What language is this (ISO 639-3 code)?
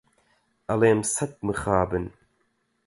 ckb